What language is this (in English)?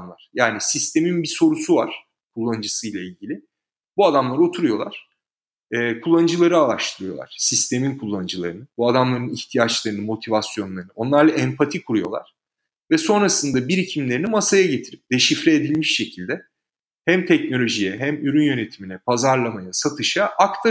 Turkish